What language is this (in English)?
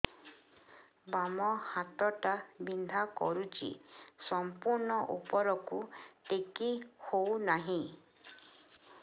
Odia